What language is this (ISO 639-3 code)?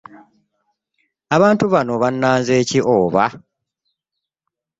lug